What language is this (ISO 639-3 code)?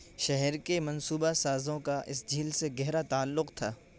urd